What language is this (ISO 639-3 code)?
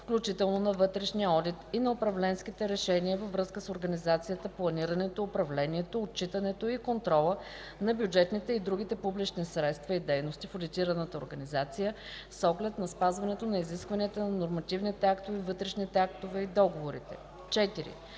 bul